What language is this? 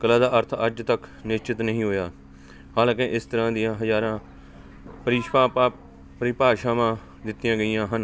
Punjabi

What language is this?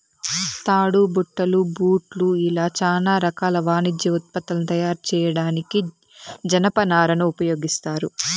Telugu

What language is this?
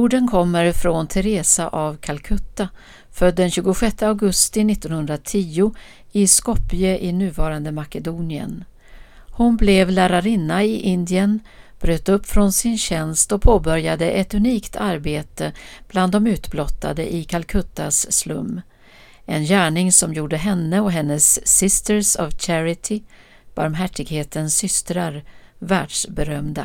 Swedish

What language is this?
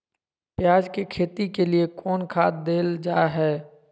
Magahi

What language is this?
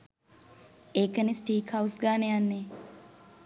Sinhala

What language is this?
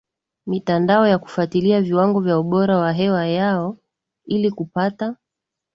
Swahili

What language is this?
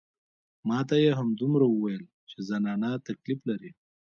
Pashto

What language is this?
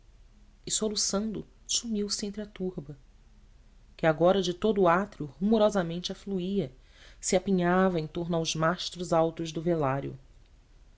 Portuguese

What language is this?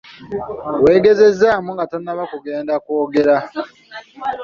Ganda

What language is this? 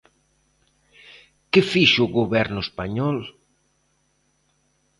Galician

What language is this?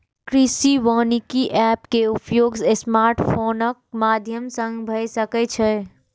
Maithili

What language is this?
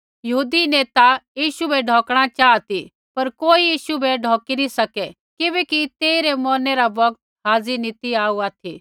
Kullu Pahari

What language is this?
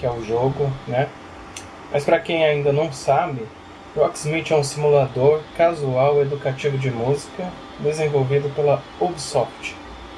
Portuguese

